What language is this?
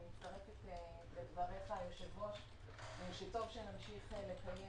Hebrew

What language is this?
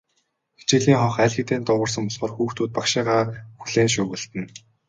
Mongolian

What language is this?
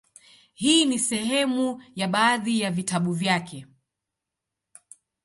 Swahili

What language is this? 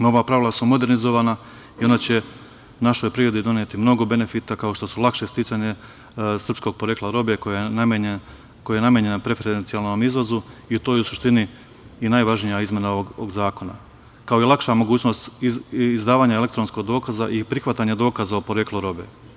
Serbian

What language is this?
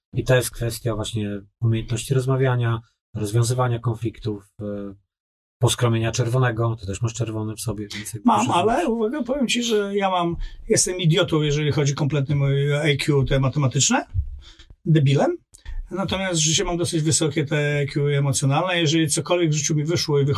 Polish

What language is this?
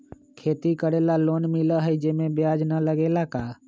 Magahi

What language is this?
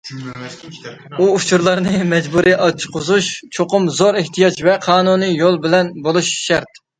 Uyghur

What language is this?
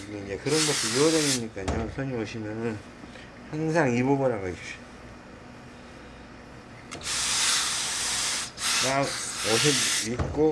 Korean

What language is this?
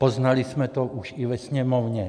Czech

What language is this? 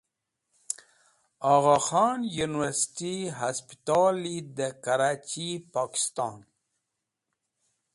Wakhi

